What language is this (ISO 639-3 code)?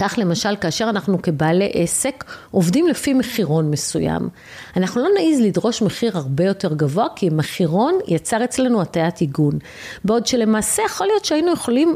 heb